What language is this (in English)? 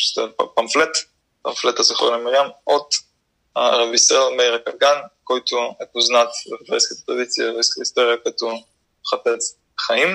Bulgarian